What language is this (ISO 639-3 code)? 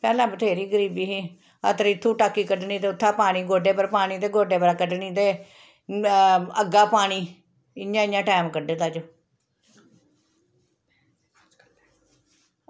doi